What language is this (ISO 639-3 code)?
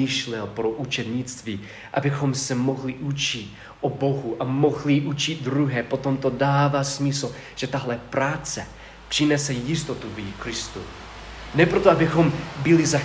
ces